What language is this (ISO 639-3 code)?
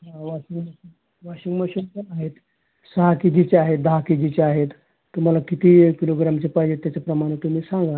mar